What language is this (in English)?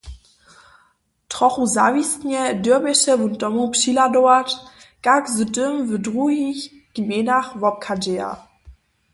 Upper Sorbian